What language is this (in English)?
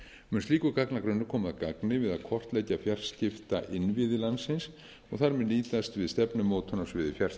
Icelandic